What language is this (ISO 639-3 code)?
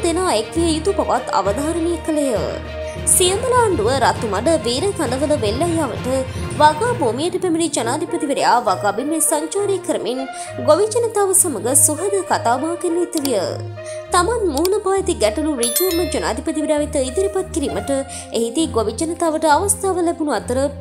ron